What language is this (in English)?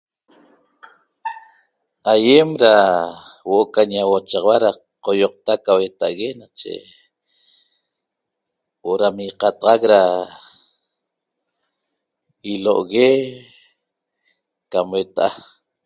Toba